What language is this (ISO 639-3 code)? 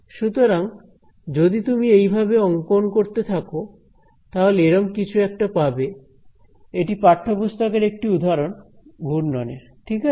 ben